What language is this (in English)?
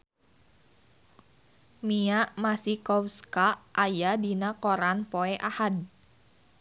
Sundanese